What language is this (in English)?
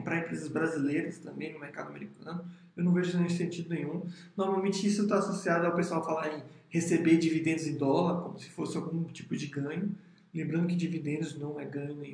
Portuguese